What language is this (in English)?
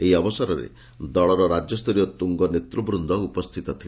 Odia